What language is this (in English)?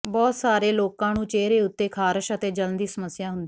Punjabi